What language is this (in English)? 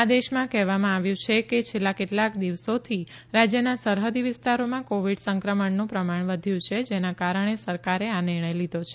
Gujarati